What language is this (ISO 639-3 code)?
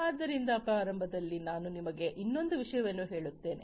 kan